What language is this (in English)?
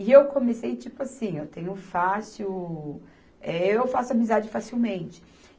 Portuguese